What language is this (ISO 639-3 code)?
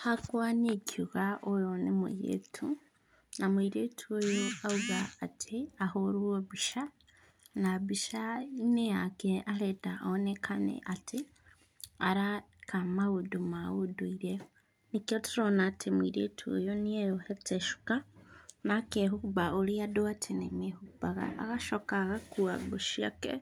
kik